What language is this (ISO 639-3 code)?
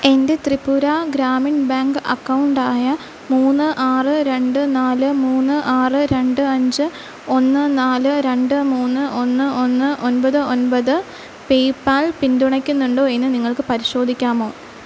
mal